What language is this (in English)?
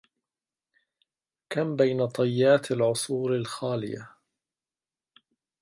Arabic